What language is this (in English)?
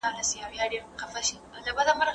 Pashto